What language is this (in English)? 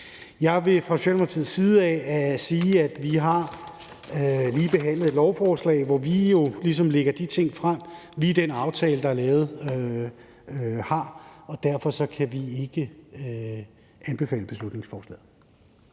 Danish